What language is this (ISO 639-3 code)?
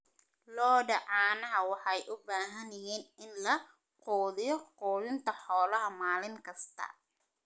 som